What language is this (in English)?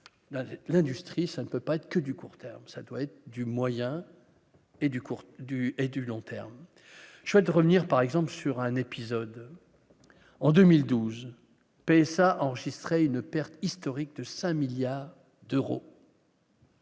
French